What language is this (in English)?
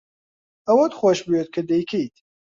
Central Kurdish